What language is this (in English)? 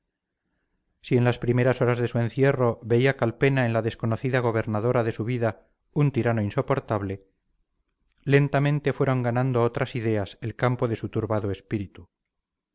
Spanish